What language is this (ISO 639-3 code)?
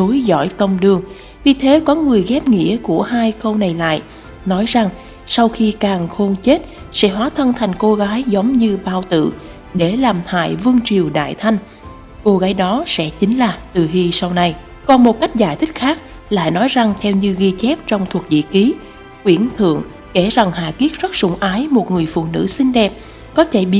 vie